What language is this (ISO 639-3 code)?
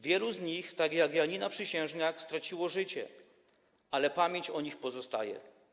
pol